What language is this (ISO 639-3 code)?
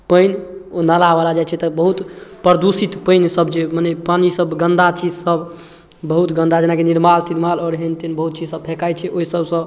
mai